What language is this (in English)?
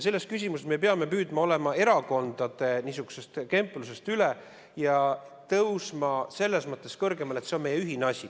Estonian